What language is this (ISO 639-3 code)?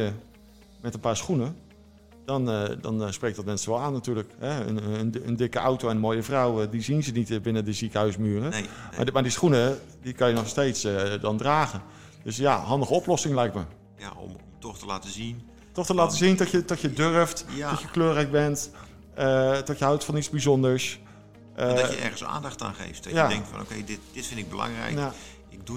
nld